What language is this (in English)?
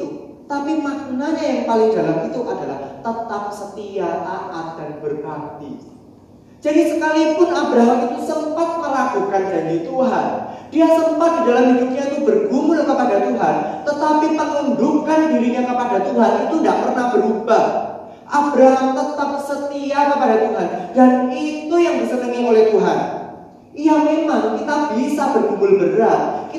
Indonesian